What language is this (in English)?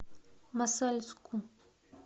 Russian